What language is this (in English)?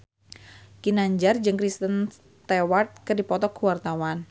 Sundanese